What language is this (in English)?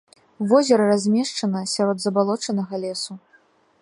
Belarusian